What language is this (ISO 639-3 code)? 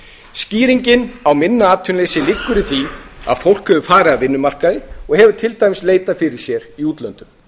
isl